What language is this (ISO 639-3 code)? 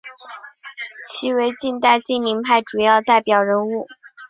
zho